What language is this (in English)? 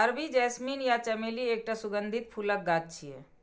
Maithili